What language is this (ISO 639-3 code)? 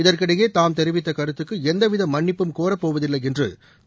tam